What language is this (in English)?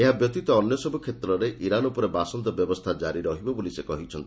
Odia